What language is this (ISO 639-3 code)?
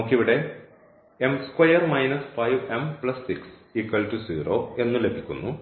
mal